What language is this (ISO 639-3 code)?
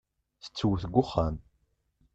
kab